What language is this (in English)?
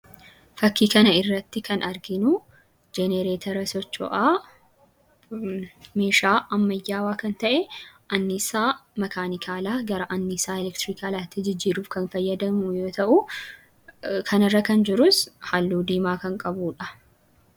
Oromo